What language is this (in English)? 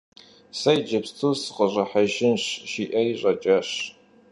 Kabardian